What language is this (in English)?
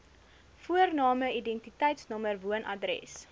Afrikaans